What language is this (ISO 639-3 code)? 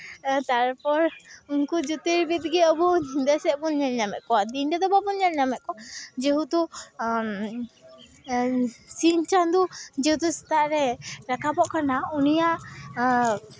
sat